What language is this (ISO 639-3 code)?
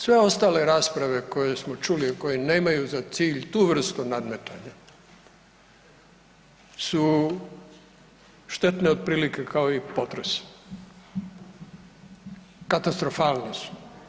hrv